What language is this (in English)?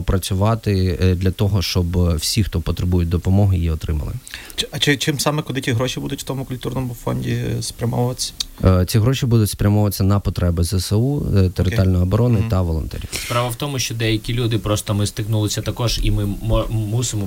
Ukrainian